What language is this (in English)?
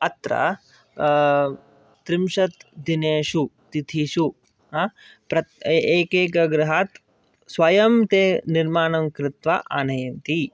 Sanskrit